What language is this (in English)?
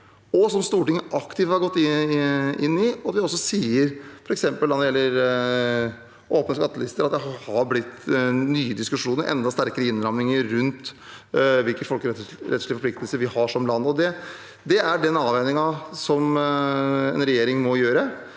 Norwegian